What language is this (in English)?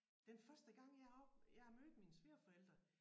Danish